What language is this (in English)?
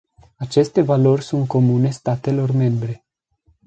Romanian